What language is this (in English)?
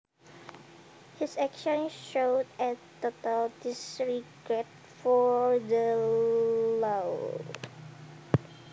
Javanese